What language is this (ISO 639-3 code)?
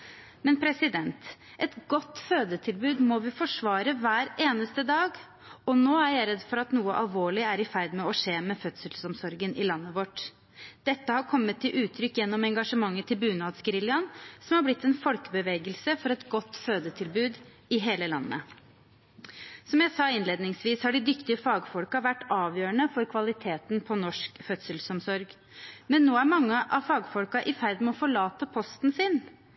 nob